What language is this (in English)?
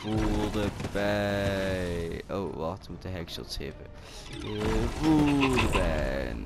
Dutch